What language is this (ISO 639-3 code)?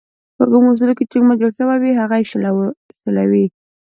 pus